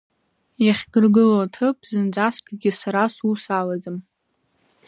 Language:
Abkhazian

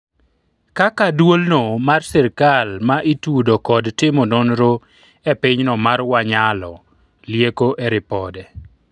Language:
Luo (Kenya and Tanzania)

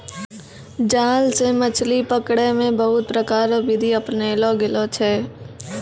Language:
Maithili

